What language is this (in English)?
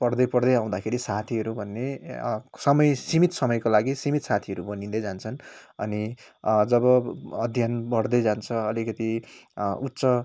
Nepali